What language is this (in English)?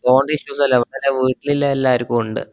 Malayalam